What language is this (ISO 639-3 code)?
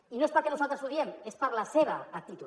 cat